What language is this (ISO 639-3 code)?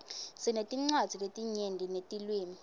ssw